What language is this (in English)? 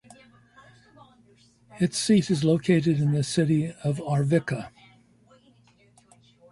English